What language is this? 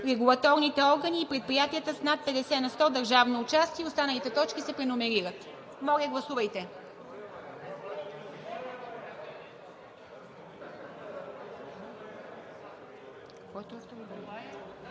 Bulgarian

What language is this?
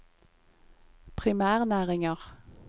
Norwegian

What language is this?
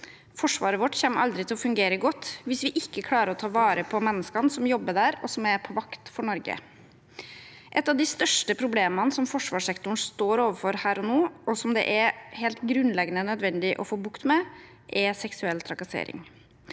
Norwegian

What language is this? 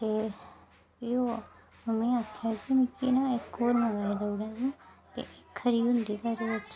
Dogri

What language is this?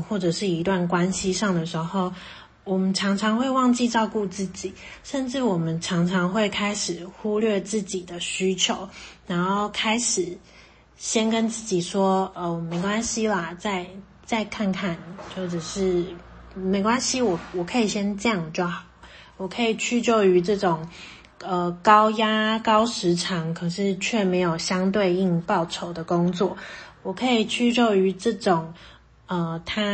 Chinese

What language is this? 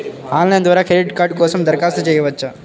Telugu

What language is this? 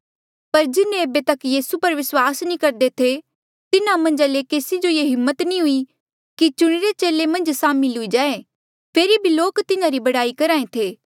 Mandeali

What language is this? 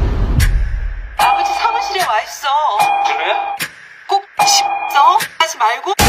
Korean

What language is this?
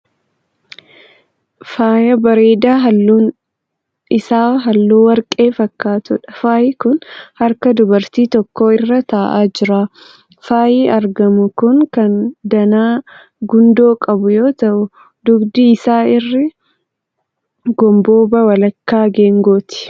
Oromo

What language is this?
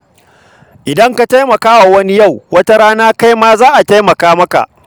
Hausa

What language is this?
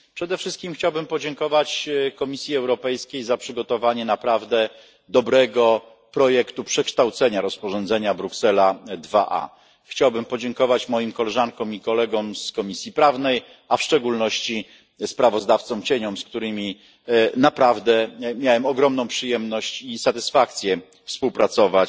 Polish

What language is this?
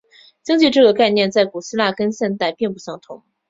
Chinese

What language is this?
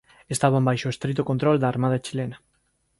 Galician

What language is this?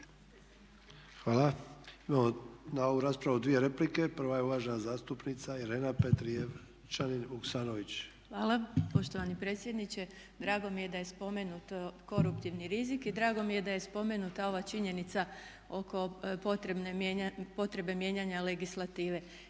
Croatian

